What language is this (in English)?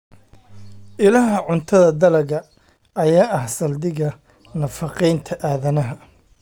Somali